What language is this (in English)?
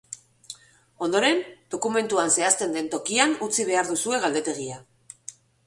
Basque